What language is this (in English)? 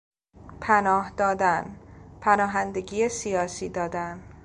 Persian